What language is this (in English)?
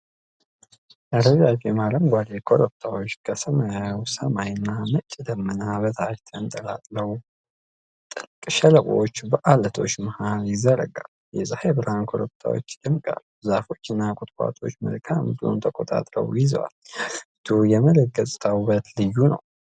Amharic